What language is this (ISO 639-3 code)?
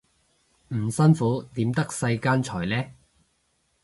yue